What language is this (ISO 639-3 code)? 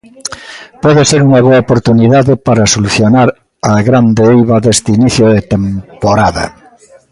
glg